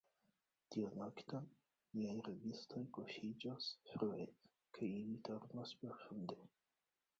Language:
Esperanto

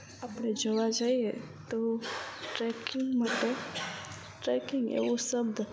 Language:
Gujarati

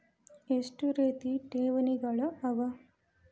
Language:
Kannada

